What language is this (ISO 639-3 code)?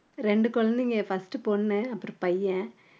tam